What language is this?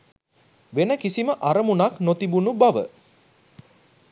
Sinhala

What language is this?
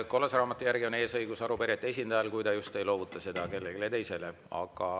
Estonian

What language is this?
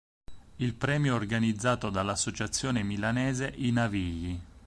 Italian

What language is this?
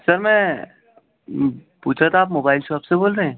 Urdu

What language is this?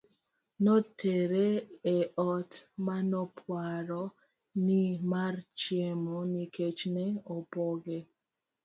Luo (Kenya and Tanzania)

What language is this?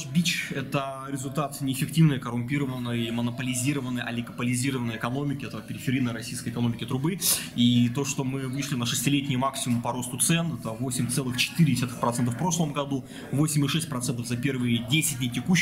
Russian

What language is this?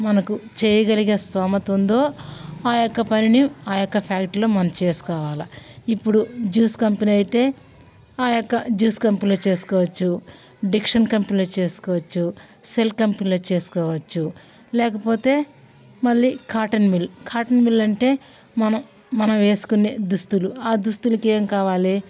Telugu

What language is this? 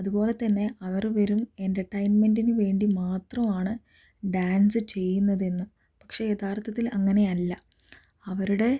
Malayalam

